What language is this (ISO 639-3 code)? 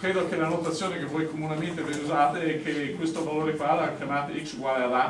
ita